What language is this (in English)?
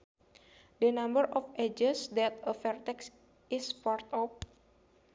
Sundanese